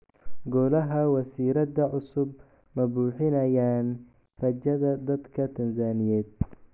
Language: Somali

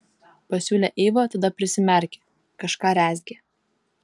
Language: Lithuanian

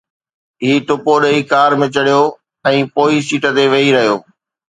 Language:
Sindhi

